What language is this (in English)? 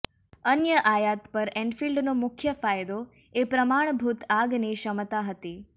Gujarati